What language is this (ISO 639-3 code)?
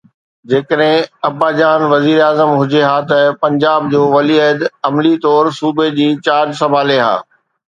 snd